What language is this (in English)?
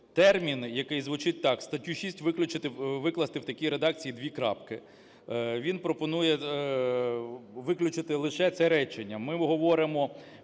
Ukrainian